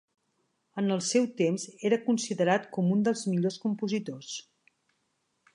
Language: Catalan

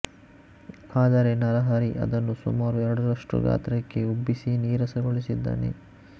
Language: Kannada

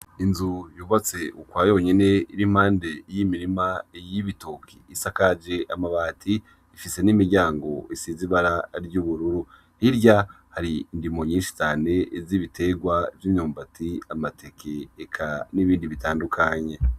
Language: Rundi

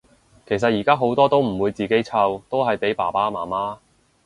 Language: Cantonese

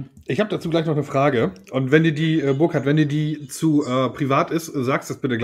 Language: German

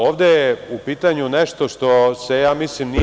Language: Serbian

